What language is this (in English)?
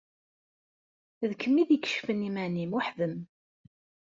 Kabyle